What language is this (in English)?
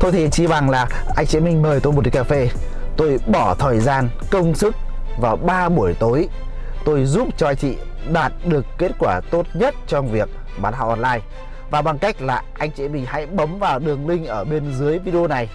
Vietnamese